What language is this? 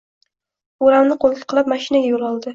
Uzbek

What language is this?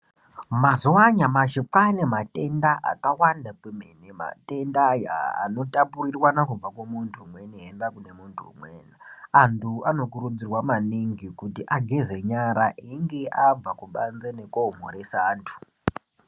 Ndau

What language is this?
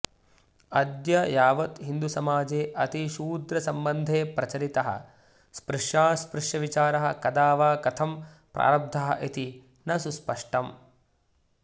Sanskrit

